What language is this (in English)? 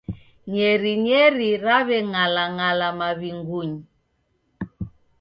Taita